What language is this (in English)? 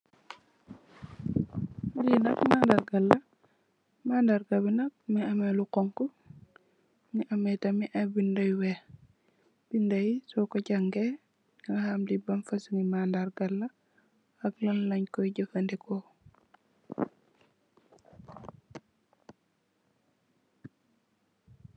Wolof